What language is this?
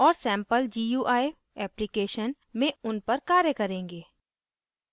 Hindi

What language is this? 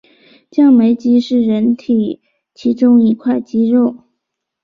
Chinese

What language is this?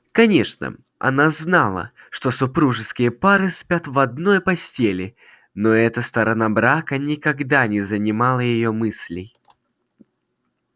Russian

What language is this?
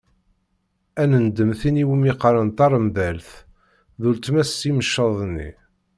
Kabyle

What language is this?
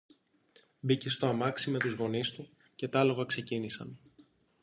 Greek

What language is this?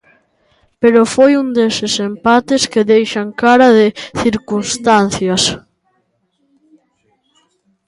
Galician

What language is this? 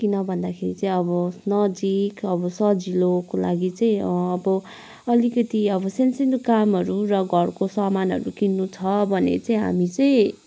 Nepali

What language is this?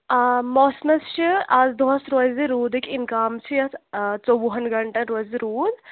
Kashmiri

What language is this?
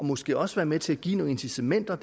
Danish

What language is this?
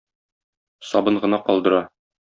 Tatar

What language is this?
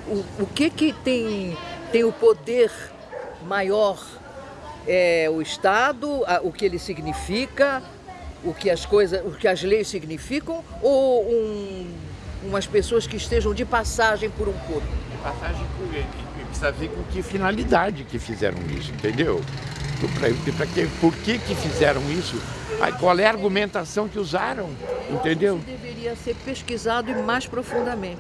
Portuguese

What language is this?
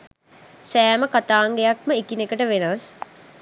Sinhala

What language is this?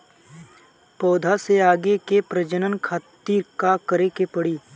Bhojpuri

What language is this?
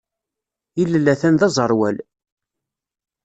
Kabyle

